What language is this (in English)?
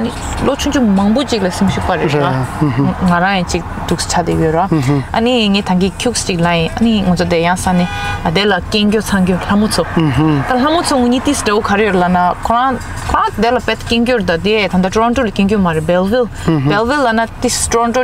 Korean